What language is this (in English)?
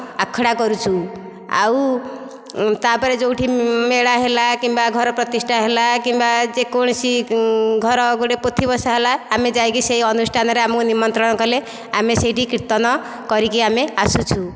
Odia